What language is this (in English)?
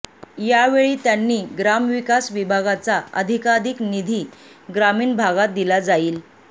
Marathi